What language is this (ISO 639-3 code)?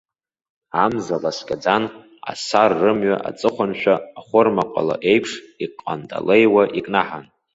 abk